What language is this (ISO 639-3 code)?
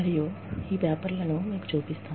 tel